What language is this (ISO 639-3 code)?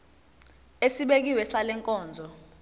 zul